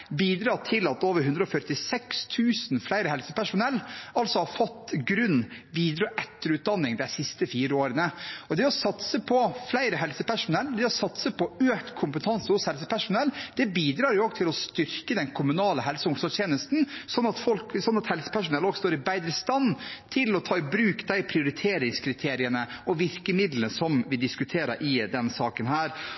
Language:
Norwegian Bokmål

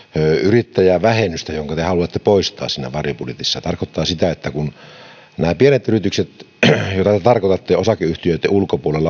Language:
Finnish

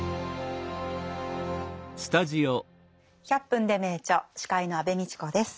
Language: Japanese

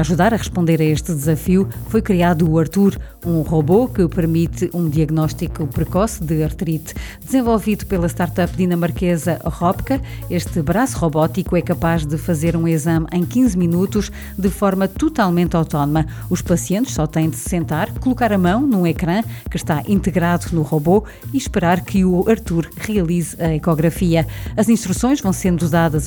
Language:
Portuguese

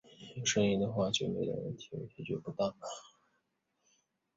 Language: Chinese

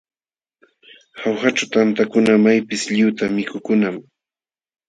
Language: Jauja Wanca Quechua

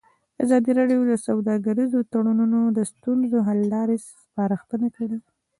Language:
Pashto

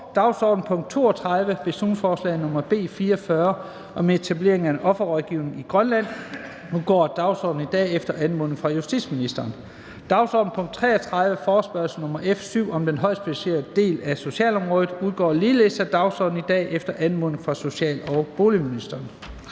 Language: Danish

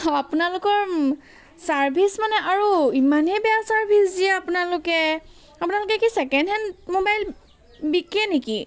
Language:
Assamese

